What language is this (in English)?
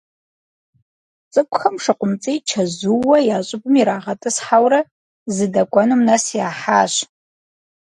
Kabardian